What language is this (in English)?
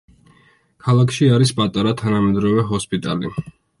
Georgian